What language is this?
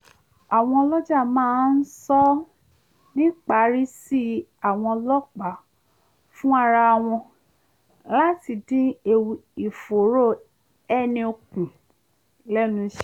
Yoruba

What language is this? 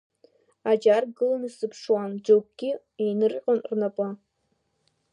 Abkhazian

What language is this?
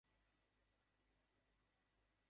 Bangla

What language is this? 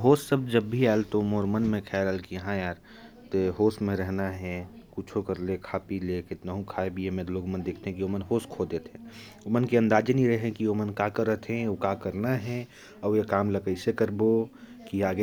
Korwa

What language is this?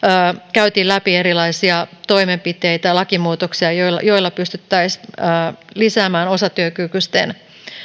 Finnish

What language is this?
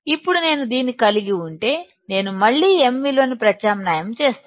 Telugu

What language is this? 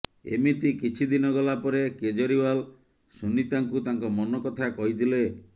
Odia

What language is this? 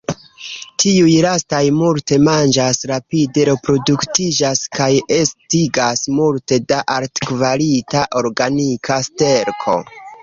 Esperanto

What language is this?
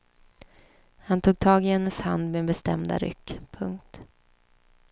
Swedish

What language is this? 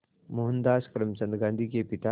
Hindi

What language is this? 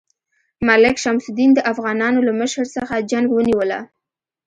Pashto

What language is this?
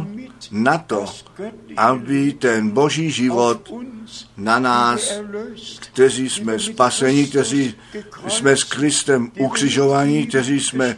Czech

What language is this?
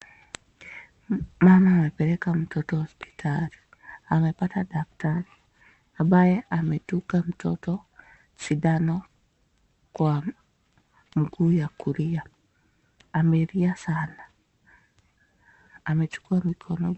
Swahili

